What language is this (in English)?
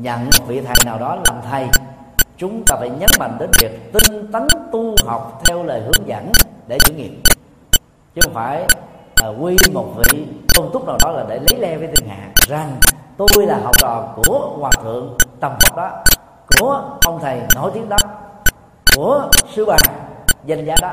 Vietnamese